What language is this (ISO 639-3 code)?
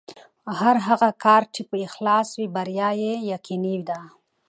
pus